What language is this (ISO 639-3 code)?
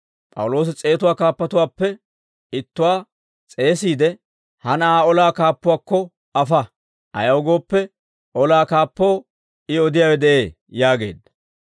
dwr